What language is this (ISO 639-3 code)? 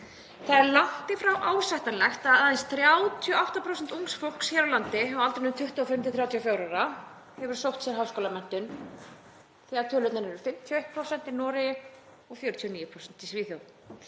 isl